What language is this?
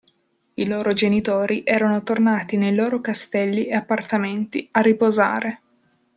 Italian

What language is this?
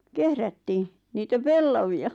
Finnish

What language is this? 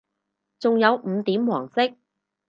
Cantonese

